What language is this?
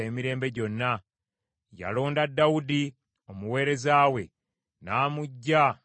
Ganda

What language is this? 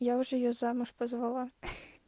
Russian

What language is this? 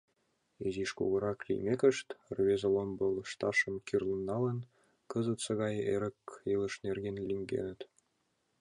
Mari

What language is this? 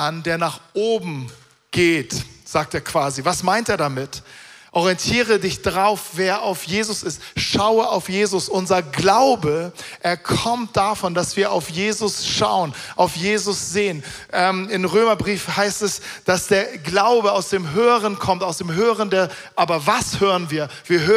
German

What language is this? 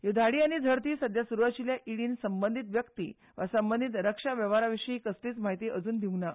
Konkani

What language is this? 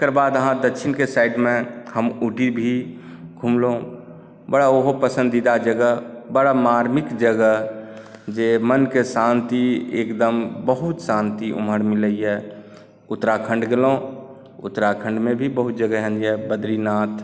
Maithili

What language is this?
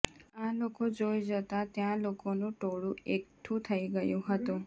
Gujarati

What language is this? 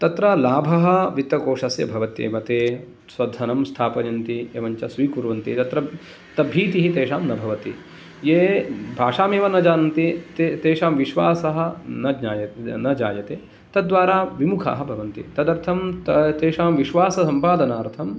Sanskrit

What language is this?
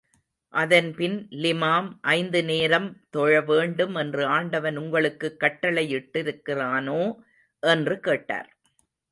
Tamil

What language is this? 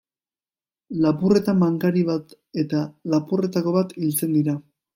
Basque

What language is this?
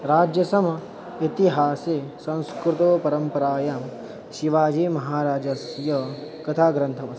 Sanskrit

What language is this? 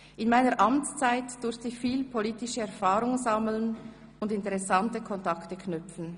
Swiss German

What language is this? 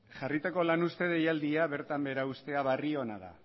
Basque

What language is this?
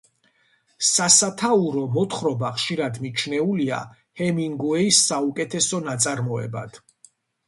Georgian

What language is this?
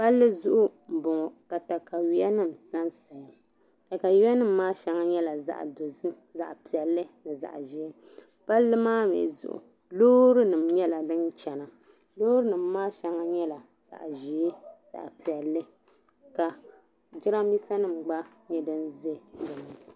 Dagbani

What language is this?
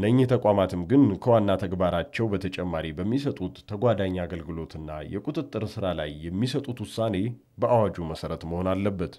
Arabic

